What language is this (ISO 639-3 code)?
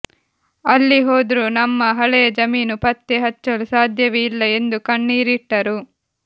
kan